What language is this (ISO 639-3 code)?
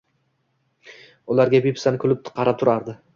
uzb